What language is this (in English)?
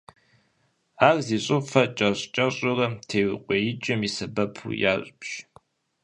Kabardian